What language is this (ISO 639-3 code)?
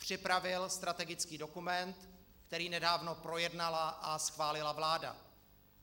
ces